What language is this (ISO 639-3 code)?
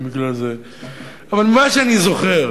heb